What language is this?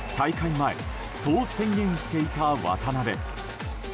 Japanese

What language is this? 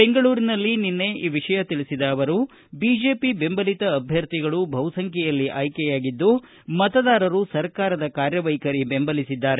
Kannada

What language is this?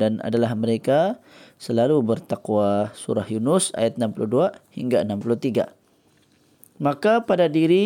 Malay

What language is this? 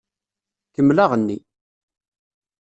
Kabyle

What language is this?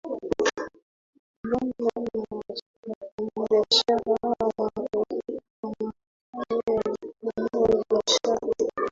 Swahili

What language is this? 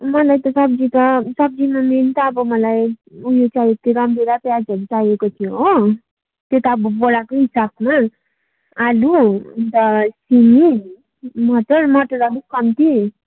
Nepali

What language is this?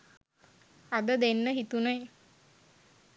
Sinhala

